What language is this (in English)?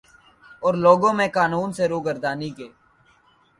Urdu